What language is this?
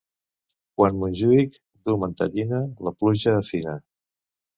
Catalan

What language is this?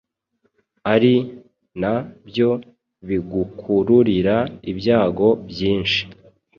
Kinyarwanda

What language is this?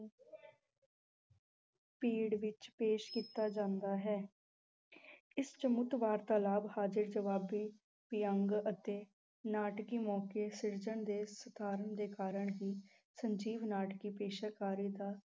Punjabi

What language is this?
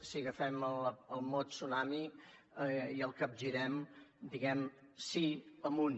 Catalan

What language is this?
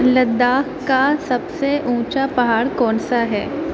Urdu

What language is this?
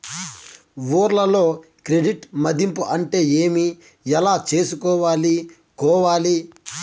Telugu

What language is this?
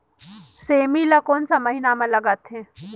Chhattisgarhi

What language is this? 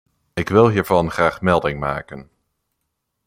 Dutch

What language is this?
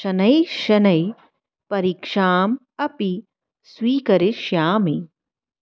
Sanskrit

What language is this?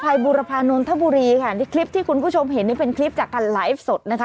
Thai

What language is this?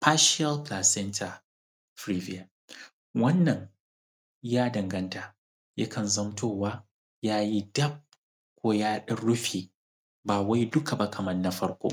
Hausa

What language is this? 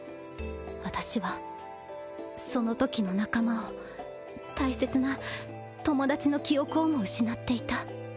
Japanese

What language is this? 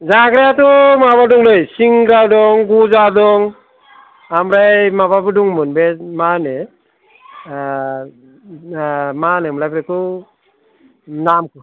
Bodo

